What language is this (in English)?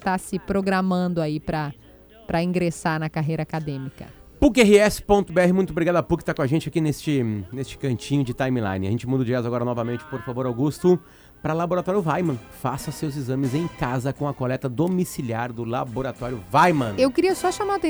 Portuguese